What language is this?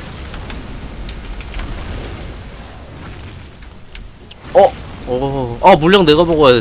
Korean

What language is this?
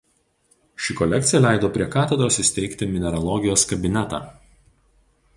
Lithuanian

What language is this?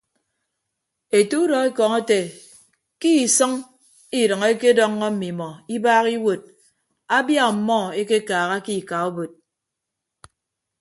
Ibibio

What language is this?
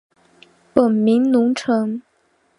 Chinese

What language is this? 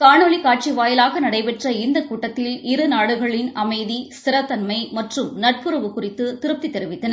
Tamil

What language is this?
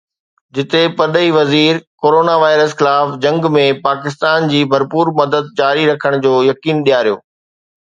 Sindhi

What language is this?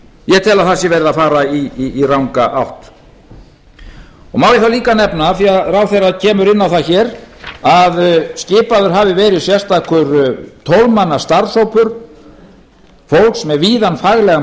Icelandic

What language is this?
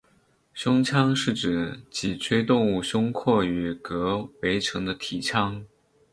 Chinese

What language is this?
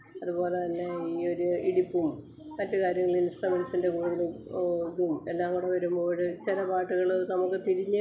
Malayalam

